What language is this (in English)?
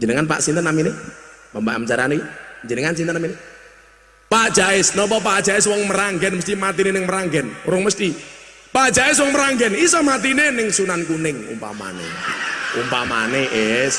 Indonesian